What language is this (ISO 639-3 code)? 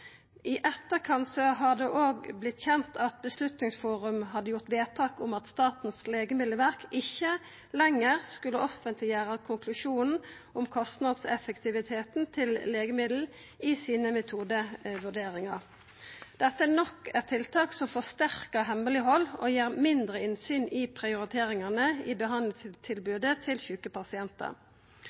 nno